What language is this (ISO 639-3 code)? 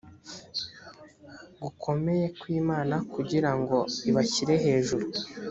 kin